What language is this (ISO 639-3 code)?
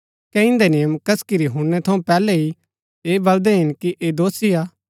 gbk